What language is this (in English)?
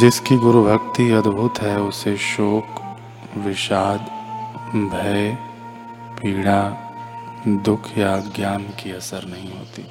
Hindi